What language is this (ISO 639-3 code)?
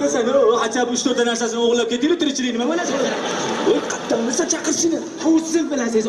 tur